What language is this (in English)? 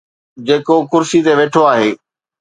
Sindhi